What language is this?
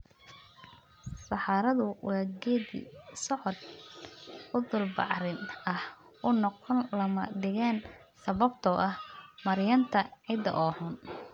Somali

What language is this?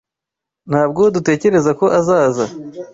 Kinyarwanda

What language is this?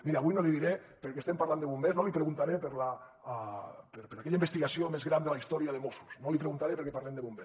Catalan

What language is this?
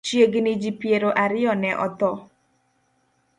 Luo (Kenya and Tanzania)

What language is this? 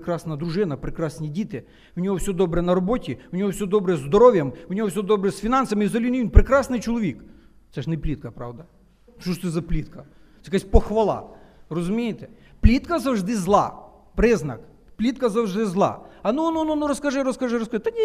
Ukrainian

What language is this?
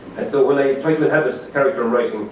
English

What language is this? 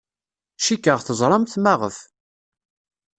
Kabyle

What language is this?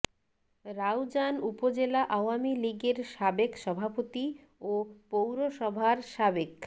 Bangla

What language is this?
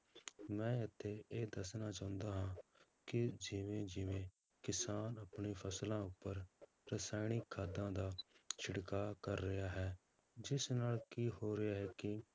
Punjabi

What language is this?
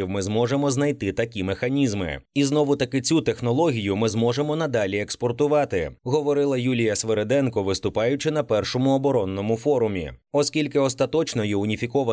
Ukrainian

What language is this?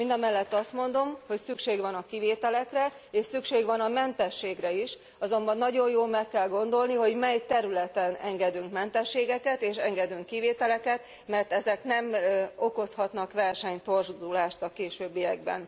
Hungarian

